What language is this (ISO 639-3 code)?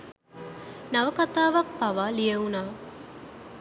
sin